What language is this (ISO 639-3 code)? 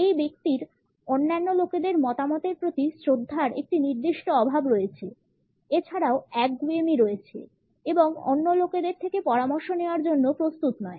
ben